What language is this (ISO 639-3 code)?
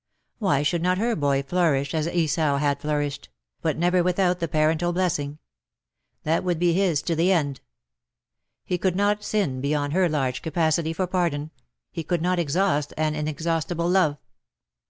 eng